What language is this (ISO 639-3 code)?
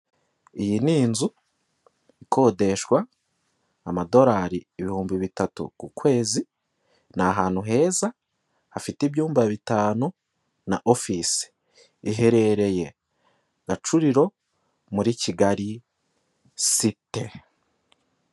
kin